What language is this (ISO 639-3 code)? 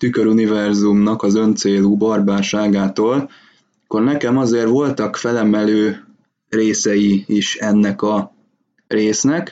hun